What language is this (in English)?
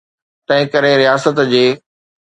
Sindhi